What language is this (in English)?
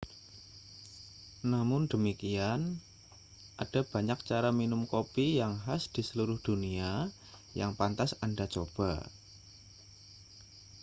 Indonesian